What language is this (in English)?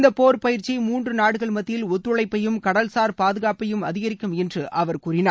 Tamil